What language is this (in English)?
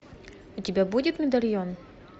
Russian